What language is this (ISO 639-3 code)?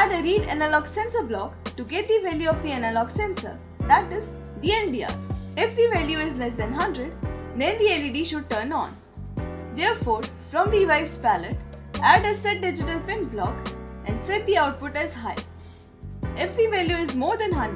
eng